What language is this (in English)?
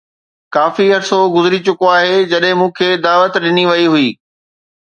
Sindhi